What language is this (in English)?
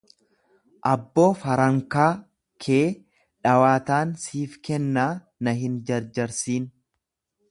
Oromo